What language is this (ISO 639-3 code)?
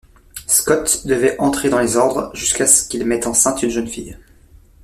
fra